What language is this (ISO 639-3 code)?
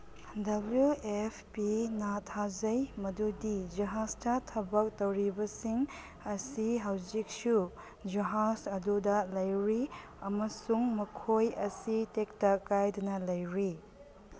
mni